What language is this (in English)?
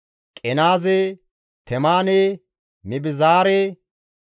Gamo